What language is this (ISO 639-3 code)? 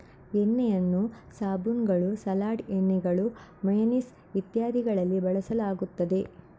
kan